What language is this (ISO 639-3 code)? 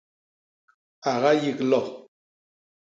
bas